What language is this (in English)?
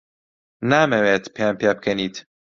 Central Kurdish